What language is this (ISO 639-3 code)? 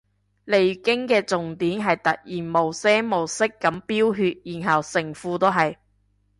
yue